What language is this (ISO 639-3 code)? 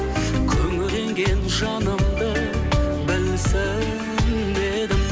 kaz